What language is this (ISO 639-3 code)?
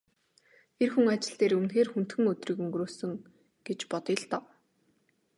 mon